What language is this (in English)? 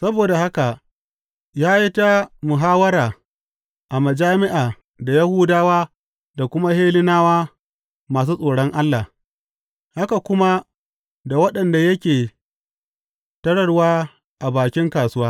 Hausa